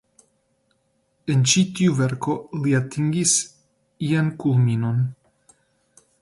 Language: Esperanto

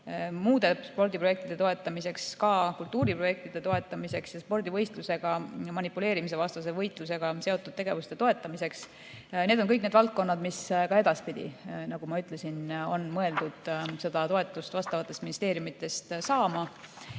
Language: Estonian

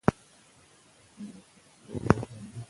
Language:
Pashto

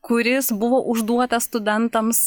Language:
Lithuanian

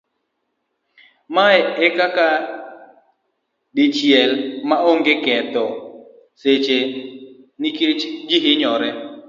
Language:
Luo (Kenya and Tanzania)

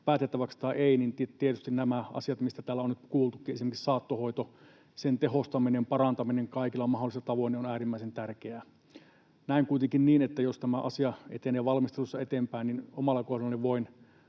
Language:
Finnish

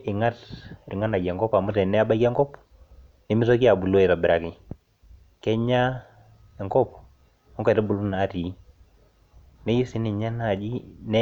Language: Masai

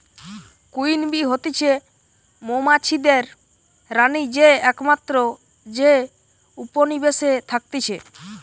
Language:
Bangla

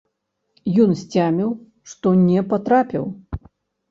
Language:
Belarusian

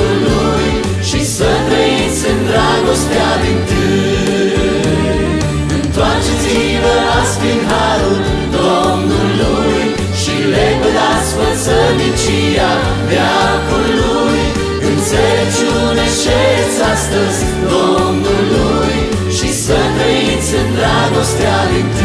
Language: Romanian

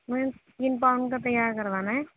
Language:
Urdu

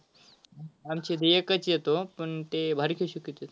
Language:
Marathi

